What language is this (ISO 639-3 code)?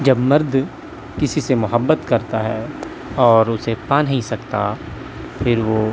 urd